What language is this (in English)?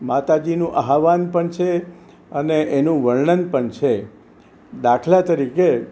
Gujarati